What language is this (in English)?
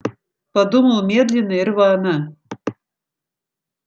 Russian